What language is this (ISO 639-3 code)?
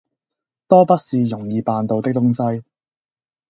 yue